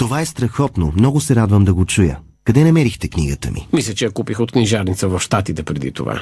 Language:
Bulgarian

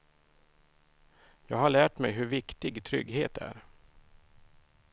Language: Swedish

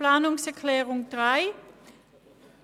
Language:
Swiss German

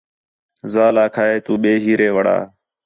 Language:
Khetrani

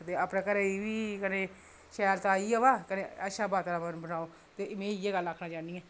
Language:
Dogri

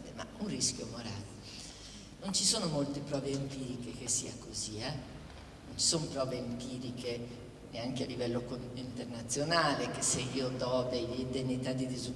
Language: Italian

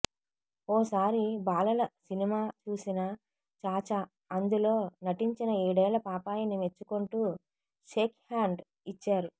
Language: Telugu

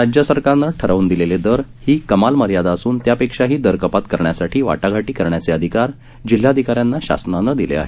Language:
Marathi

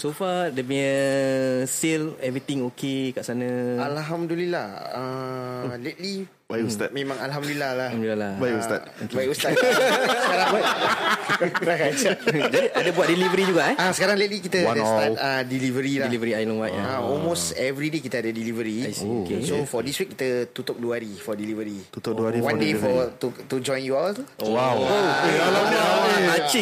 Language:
Malay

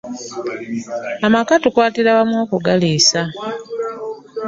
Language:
Ganda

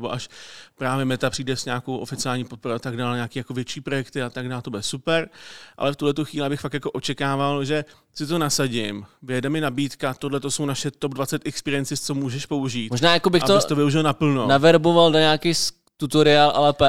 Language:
Czech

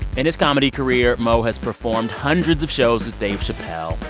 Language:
English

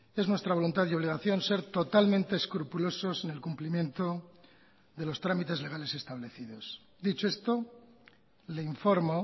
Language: Spanish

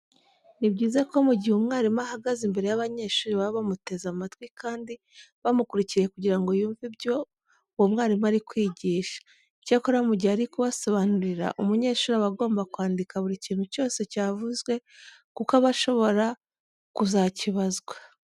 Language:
Kinyarwanda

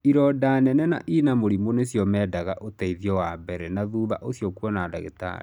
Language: Kikuyu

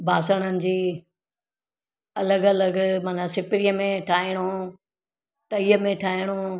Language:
Sindhi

